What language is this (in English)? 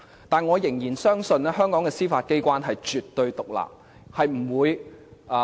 Cantonese